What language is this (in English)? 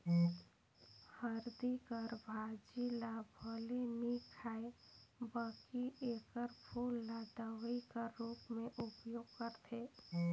Chhattisgarhi